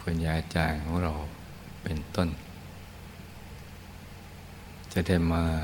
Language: Thai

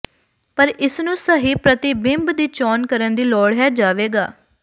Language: Punjabi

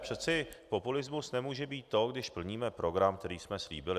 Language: Czech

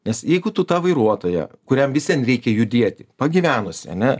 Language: Lithuanian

